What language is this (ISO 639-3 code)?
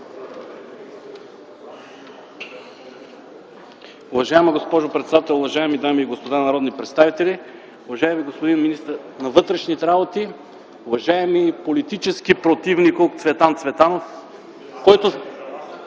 bul